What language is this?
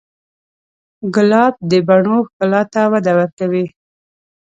Pashto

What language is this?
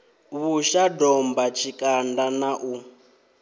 Venda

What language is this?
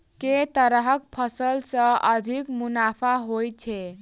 Maithili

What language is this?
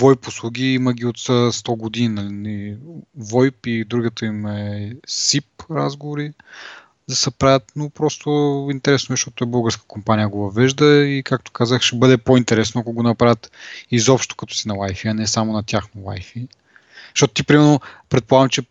Bulgarian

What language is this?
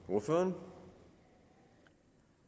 Danish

